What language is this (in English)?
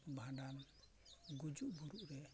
Santali